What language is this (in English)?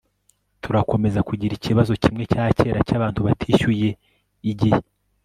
Kinyarwanda